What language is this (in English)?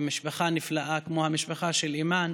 Hebrew